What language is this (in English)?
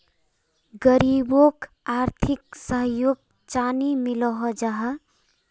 Magahi